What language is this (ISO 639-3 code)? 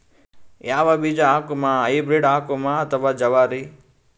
kan